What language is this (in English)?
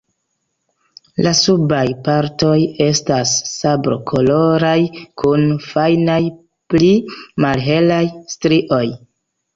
Esperanto